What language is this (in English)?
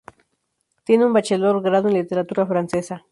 Spanish